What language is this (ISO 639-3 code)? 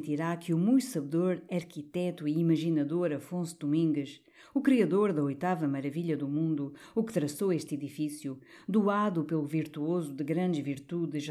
por